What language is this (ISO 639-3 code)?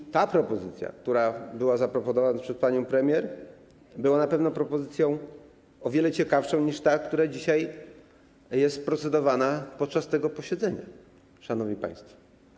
pol